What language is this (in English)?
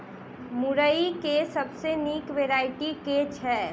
Maithili